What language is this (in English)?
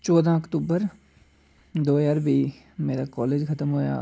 Dogri